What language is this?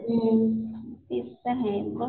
Marathi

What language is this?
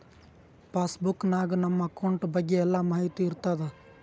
Kannada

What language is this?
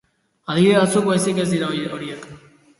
Basque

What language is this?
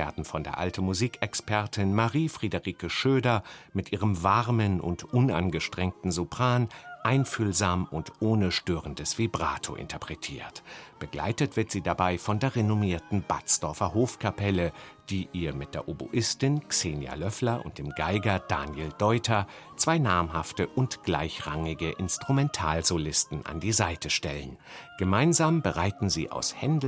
German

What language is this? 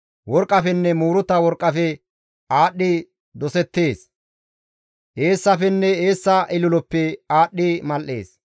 Gamo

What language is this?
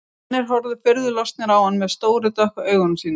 Icelandic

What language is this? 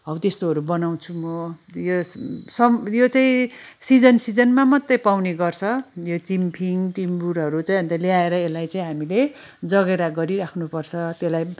Nepali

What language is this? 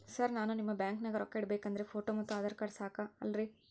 Kannada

